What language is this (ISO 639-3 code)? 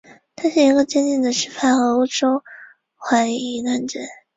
zho